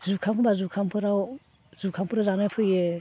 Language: Bodo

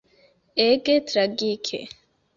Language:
Esperanto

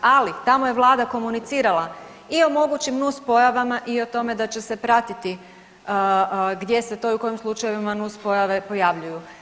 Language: Croatian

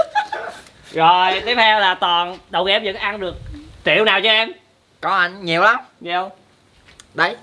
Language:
Vietnamese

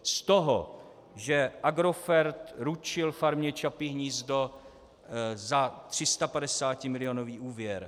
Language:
Czech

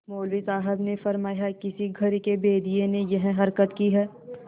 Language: Hindi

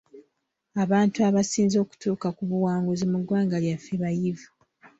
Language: Ganda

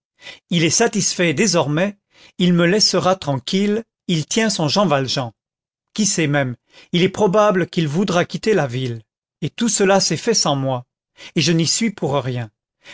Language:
French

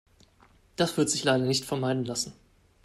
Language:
German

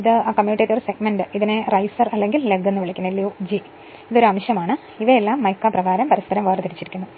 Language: Malayalam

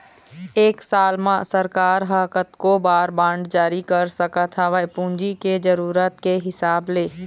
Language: Chhattisgarhi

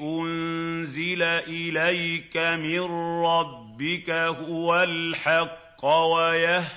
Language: Arabic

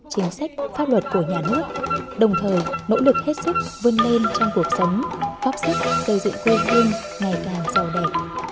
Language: Vietnamese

